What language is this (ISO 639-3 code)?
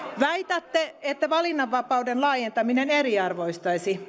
fin